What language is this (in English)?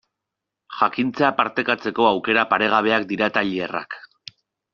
Basque